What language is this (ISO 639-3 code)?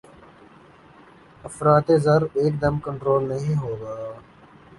urd